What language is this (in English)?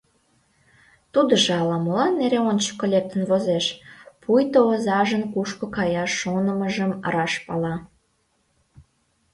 Mari